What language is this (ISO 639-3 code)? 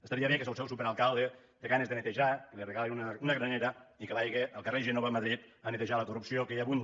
cat